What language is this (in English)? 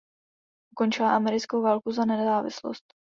Czech